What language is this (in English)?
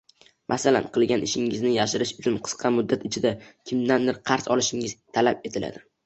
Uzbek